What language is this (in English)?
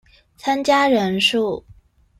Chinese